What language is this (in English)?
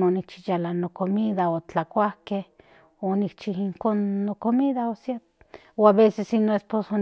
Central Nahuatl